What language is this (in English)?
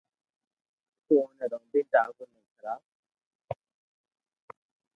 Loarki